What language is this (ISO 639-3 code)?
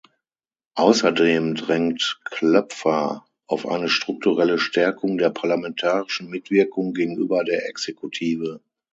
deu